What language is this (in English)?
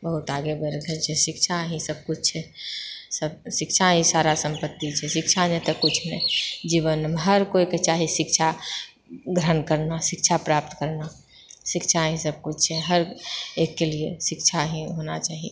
Maithili